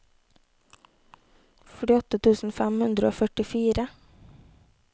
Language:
Norwegian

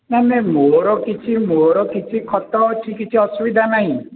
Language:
Odia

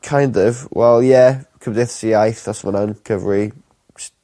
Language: Welsh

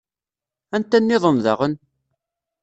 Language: Kabyle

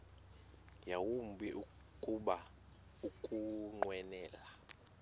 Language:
Xhosa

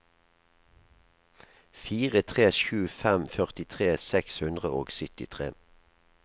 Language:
Norwegian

